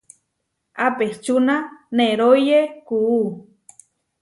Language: Huarijio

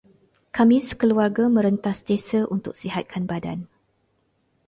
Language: Malay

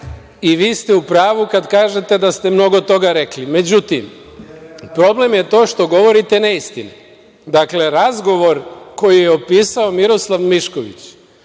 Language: Serbian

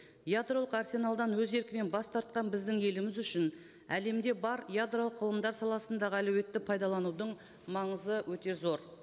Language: Kazakh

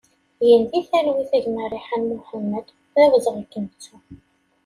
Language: Kabyle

